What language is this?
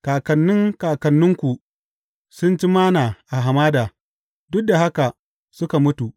Hausa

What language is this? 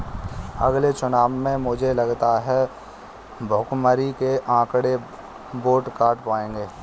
Hindi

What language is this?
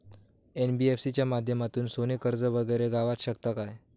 Marathi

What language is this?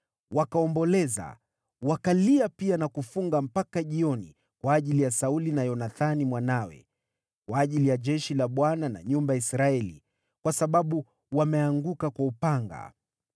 Swahili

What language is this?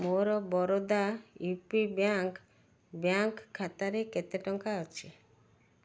Odia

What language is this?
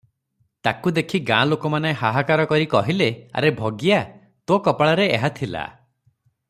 Odia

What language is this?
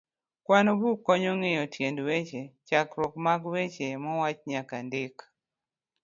Luo (Kenya and Tanzania)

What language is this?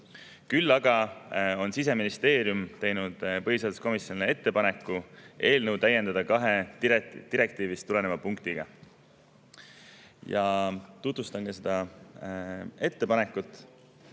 Estonian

